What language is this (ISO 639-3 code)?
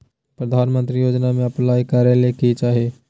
mag